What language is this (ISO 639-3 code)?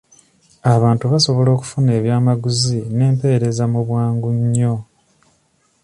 lug